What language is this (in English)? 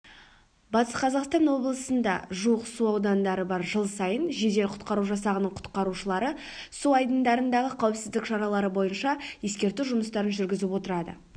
Kazakh